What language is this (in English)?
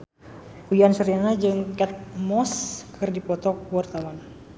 Sundanese